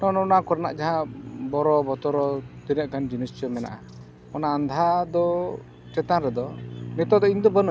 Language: Santali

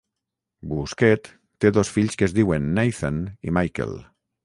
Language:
Catalan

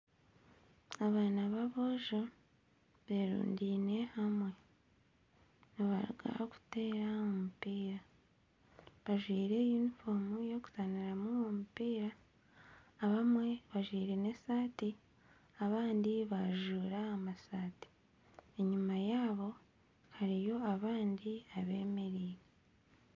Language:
Nyankole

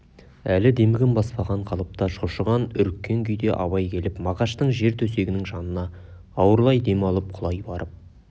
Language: Kazakh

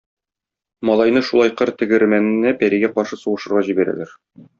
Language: Tatar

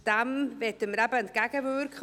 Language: Swiss German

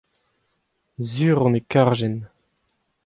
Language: Breton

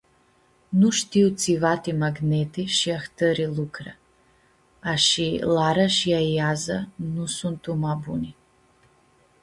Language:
Aromanian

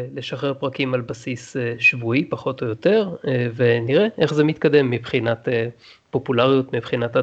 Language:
Hebrew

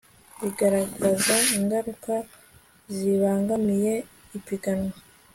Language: Kinyarwanda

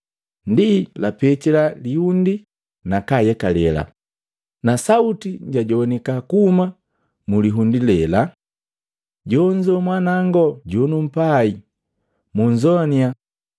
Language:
Matengo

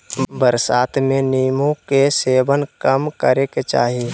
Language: Magahi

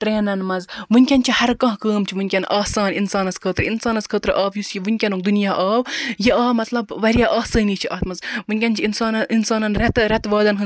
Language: Kashmiri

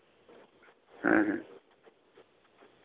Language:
Santali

